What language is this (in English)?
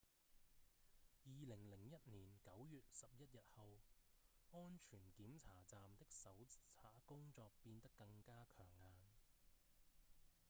Cantonese